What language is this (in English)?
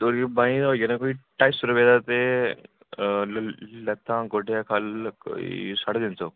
Dogri